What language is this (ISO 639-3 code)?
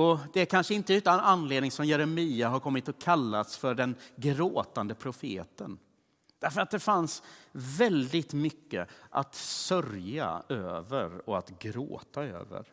swe